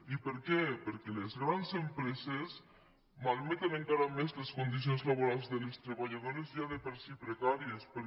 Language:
Catalan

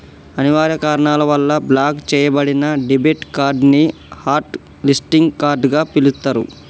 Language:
Telugu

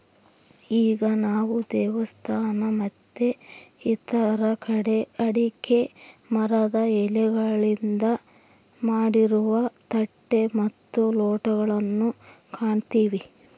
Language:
Kannada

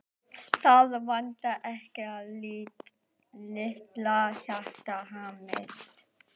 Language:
Icelandic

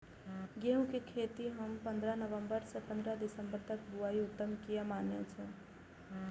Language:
Maithili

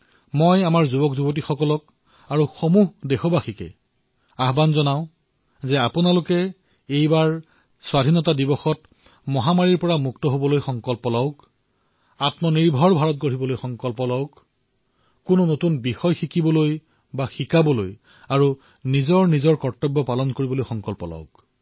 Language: Assamese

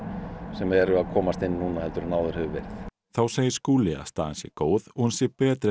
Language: Icelandic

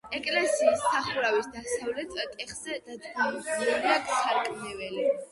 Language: Georgian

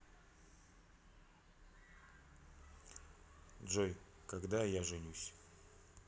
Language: Russian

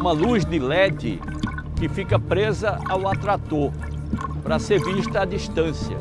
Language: Portuguese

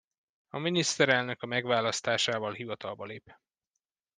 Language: Hungarian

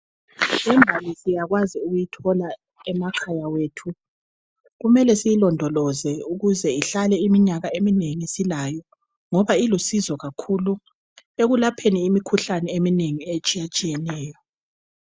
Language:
North Ndebele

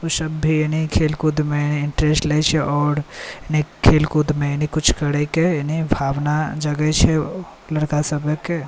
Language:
Maithili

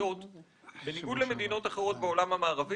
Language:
Hebrew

